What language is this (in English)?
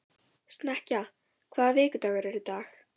Icelandic